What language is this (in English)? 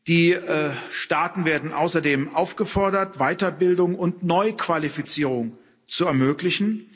German